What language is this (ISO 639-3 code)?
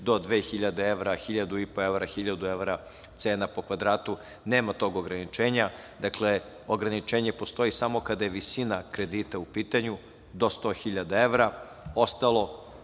srp